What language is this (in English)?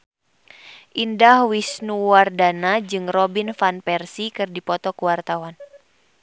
Sundanese